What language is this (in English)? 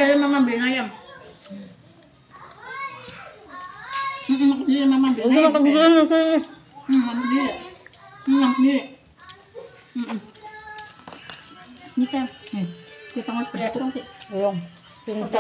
Indonesian